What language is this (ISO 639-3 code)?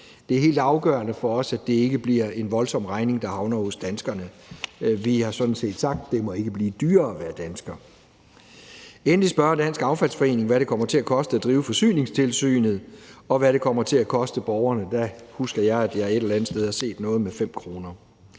dan